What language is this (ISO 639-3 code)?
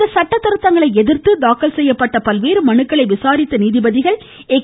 tam